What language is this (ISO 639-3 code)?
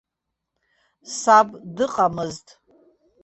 abk